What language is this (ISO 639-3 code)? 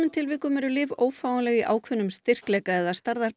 isl